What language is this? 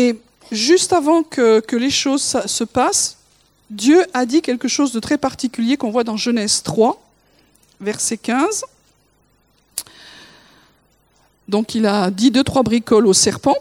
French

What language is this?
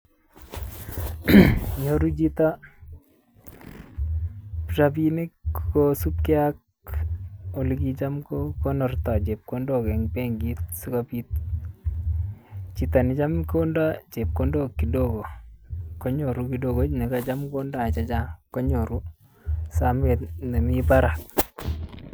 Kalenjin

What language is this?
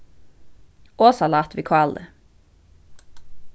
Faroese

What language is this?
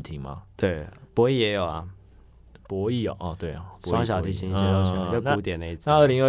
Chinese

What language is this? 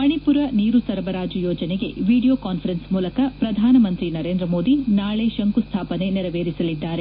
Kannada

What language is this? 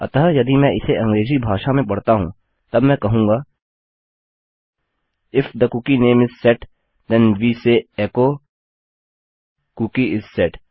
Hindi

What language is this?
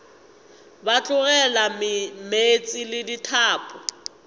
Northern Sotho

